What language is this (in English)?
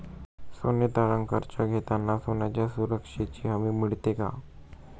Marathi